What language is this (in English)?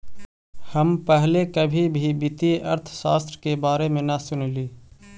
Magahi